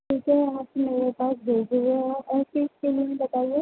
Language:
Urdu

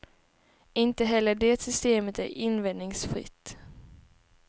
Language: Swedish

